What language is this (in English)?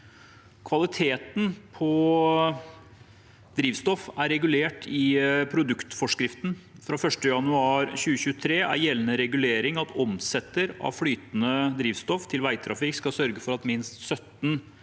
Norwegian